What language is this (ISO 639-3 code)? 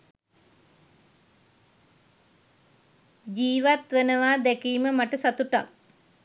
sin